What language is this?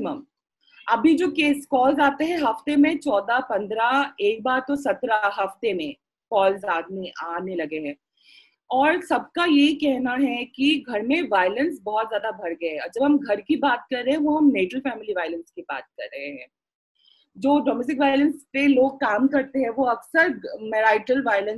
Hindi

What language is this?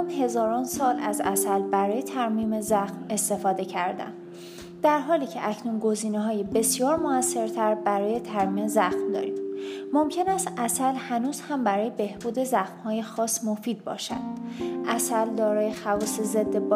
Persian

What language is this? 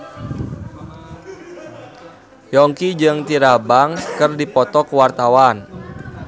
Sundanese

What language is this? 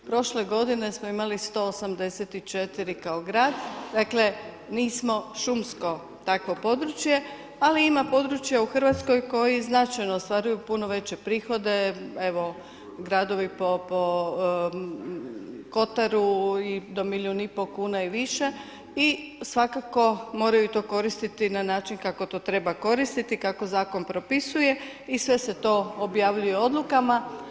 Croatian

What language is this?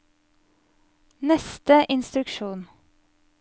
Norwegian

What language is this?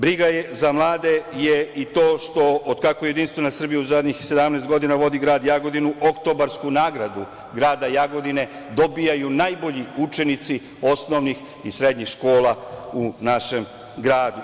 Serbian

